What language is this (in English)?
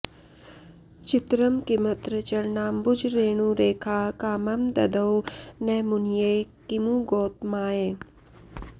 Sanskrit